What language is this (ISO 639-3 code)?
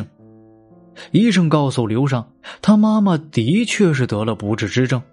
zho